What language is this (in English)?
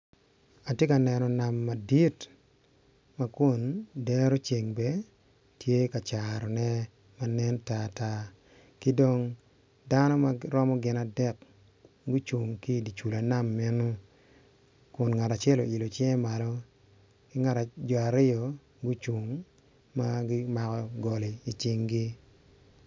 Acoli